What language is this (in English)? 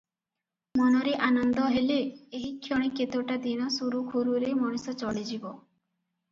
Odia